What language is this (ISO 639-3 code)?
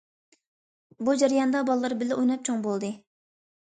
uig